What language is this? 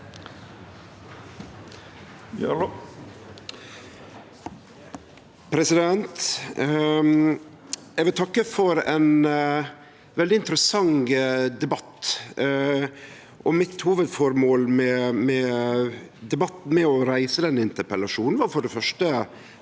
Norwegian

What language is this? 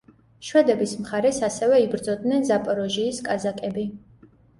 Georgian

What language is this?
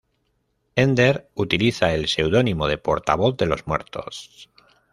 Spanish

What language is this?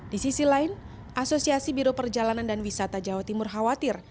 Indonesian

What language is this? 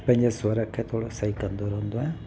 Sindhi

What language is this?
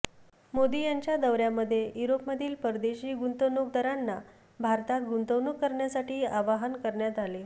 Marathi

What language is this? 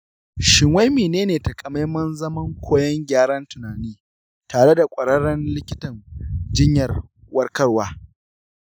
Hausa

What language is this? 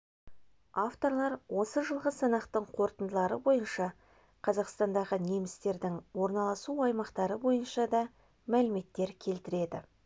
Kazakh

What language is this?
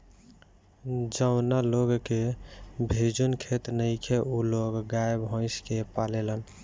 Bhojpuri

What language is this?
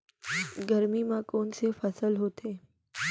Chhattisgarhi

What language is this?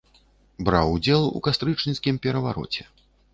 Belarusian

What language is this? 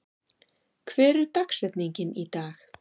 Icelandic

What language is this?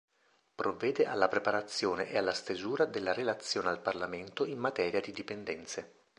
Italian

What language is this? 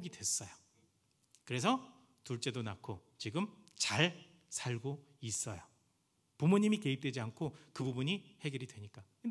Korean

